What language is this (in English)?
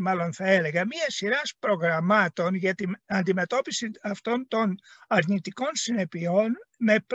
Greek